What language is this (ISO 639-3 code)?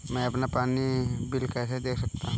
hin